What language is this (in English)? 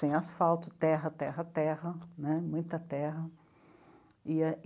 Portuguese